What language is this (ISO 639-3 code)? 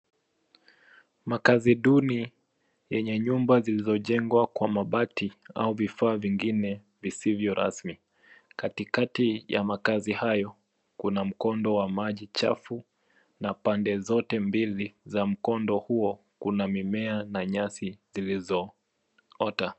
swa